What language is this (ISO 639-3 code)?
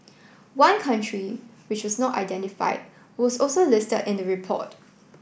eng